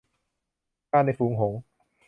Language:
Thai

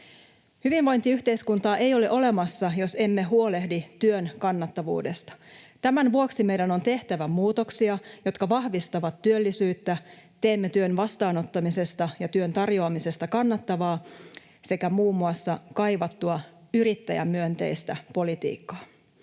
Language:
Finnish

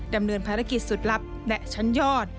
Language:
Thai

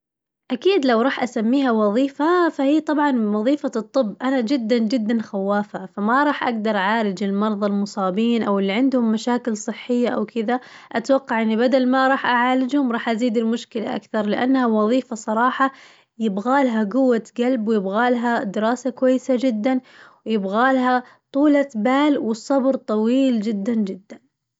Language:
Najdi Arabic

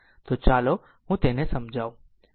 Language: Gujarati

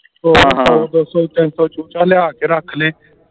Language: Punjabi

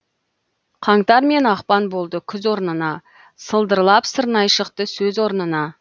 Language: Kazakh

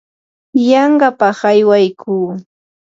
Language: Yanahuanca Pasco Quechua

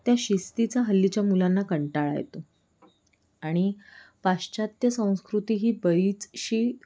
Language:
Marathi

